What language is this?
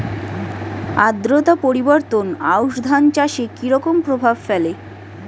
Bangla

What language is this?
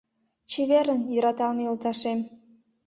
Mari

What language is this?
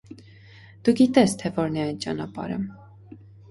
Armenian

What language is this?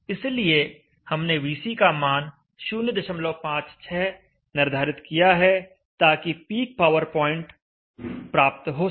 Hindi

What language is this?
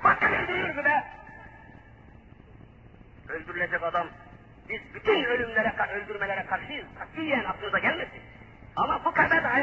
Turkish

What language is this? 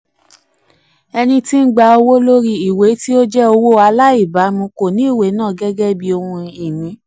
Yoruba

